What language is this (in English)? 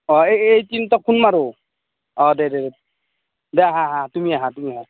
Assamese